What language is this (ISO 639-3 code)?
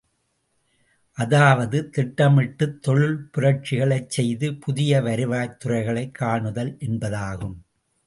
tam